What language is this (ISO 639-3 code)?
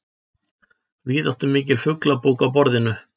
isl